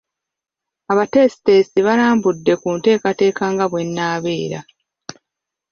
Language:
Ganda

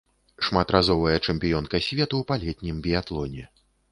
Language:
Belarusian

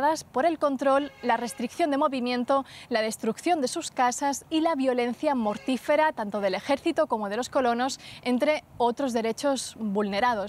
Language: Spanish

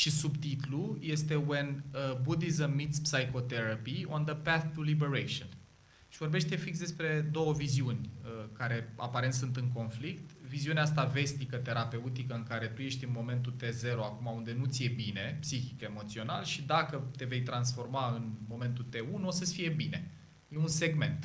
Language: Romanian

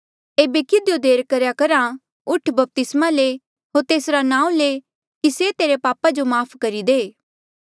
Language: Mandeali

